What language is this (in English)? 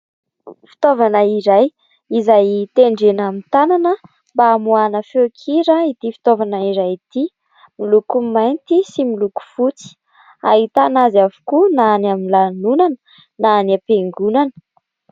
Malagasy